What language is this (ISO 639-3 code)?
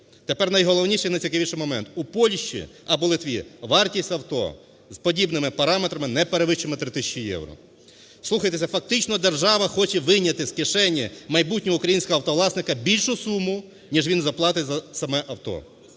ukr